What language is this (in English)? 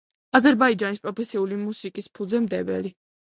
Georgian